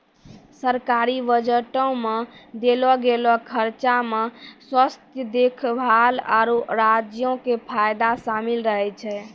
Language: Maithili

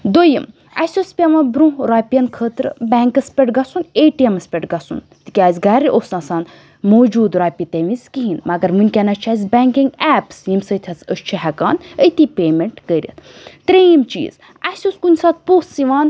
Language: Kashmiri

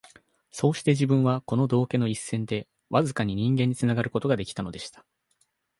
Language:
Japanese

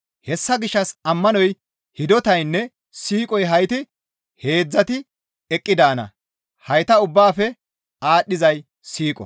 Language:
Gamo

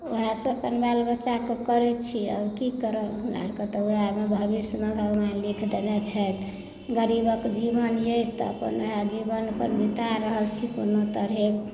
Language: Maithili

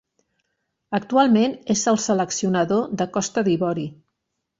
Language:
Catalan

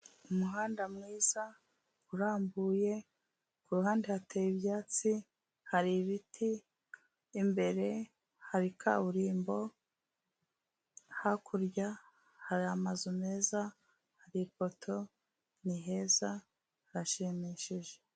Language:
Kinyarwanda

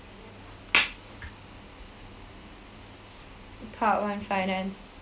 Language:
English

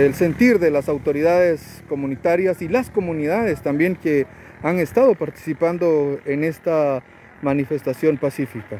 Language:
Spanish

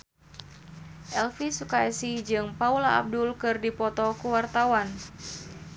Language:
Sundanese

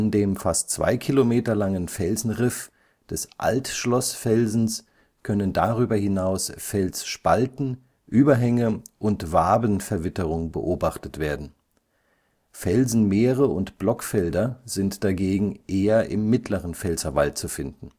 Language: German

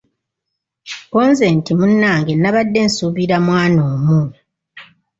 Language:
Ganda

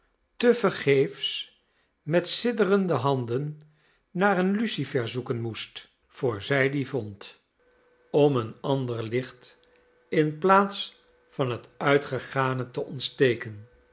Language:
Dutch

